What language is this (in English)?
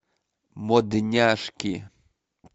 Russian